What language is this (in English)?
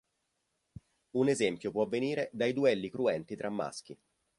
Italian